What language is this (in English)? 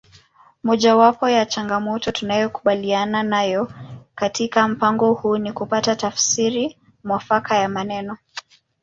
Swahili